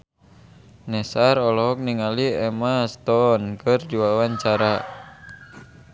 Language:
Sundanese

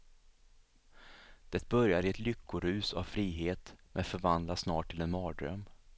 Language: Swedish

